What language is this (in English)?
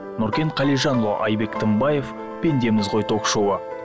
Kazakh